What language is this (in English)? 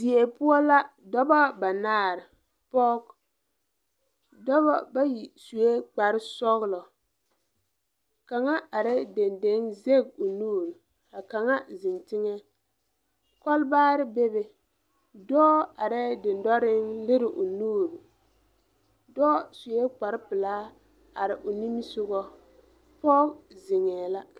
Southern Dagaare